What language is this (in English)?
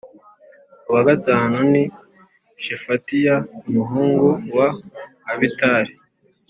Kinyarwanda